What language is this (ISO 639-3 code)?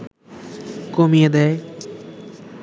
ben